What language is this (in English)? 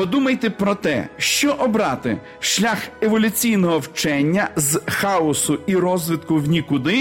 Ukrainian